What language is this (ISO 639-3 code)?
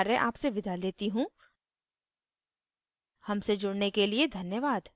hin